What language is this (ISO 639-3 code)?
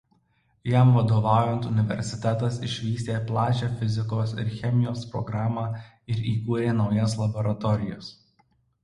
lit